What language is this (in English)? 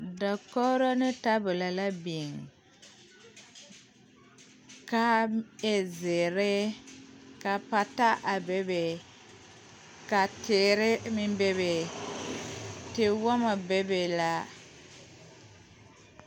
Southern Dagaare